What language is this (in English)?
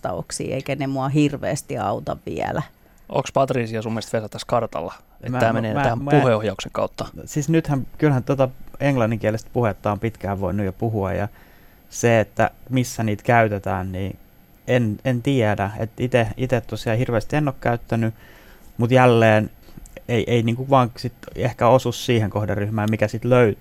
Finnish